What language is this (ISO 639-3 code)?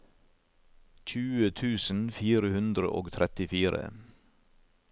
nor